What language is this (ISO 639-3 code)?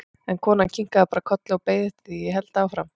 isl